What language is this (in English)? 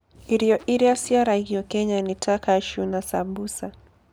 Kikuyu